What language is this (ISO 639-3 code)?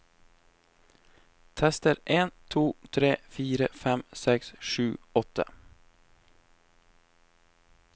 nor